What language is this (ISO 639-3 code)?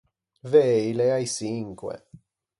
lij